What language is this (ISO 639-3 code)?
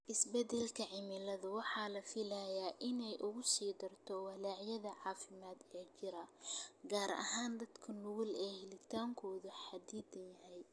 som